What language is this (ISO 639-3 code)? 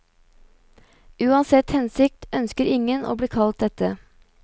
nor